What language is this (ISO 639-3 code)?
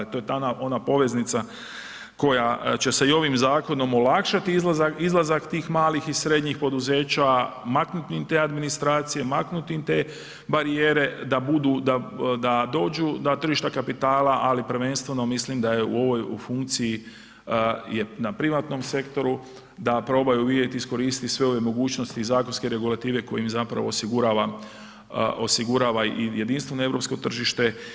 hrv